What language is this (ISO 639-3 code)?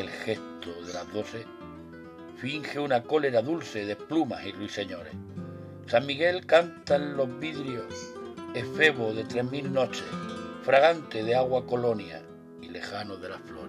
spa